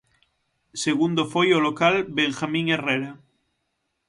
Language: Galician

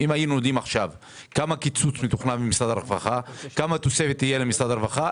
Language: Hebrew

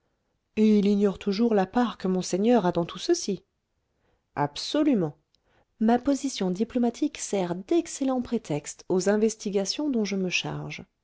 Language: French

